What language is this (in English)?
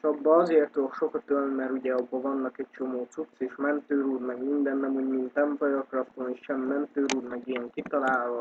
Hungarian